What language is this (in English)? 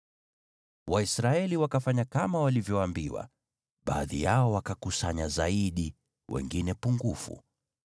Swahili